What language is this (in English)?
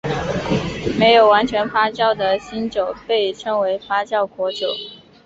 Chinese